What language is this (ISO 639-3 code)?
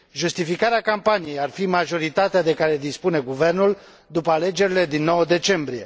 ron